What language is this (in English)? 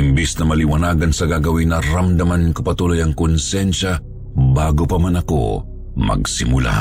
Filipino